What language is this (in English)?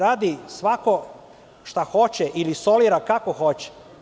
Serbian